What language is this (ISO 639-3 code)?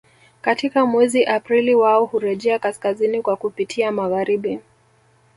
swa